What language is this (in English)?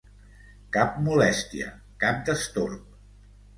Catalan